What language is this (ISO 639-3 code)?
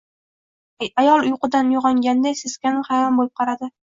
uzb